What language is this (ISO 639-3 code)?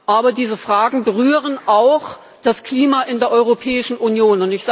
deu